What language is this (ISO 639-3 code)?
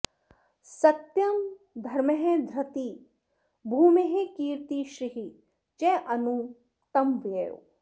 san